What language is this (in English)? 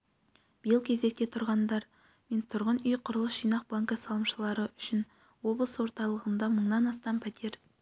Kazakh